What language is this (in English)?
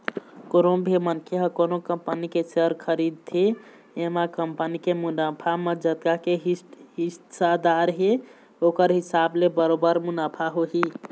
Chhattisgarhi